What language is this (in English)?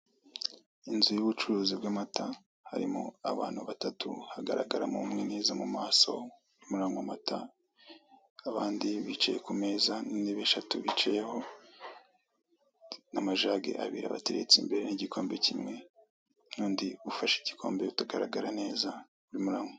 Kinyarwanda